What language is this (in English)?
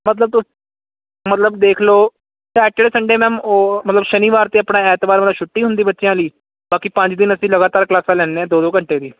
Punjabi